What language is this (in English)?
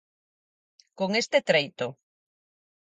Galician